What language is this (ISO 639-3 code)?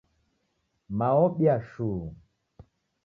dav